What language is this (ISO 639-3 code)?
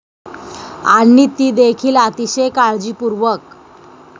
mar